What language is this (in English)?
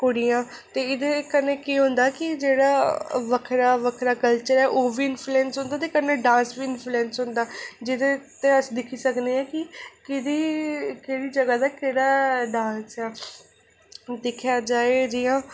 Dogri